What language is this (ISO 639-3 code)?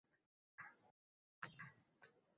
uzb